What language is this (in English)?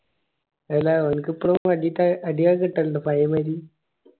Malayalam